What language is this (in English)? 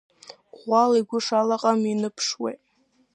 Abkhazian